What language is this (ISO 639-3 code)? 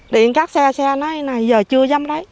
vie